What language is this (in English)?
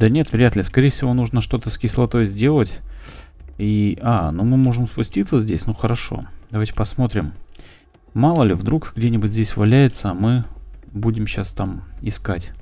Russian